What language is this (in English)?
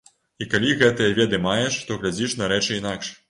Belarusian